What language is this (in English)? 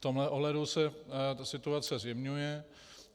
Czech